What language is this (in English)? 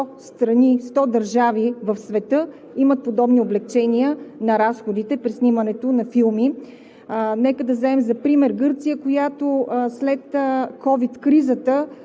Bulgarian